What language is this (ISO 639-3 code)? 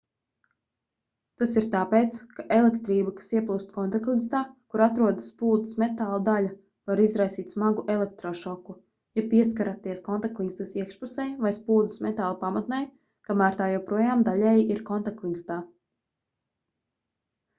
lav